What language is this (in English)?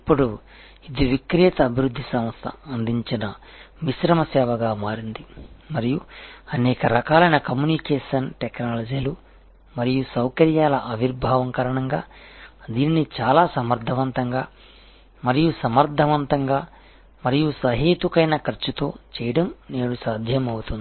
Telugu